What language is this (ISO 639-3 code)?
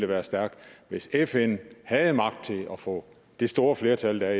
dan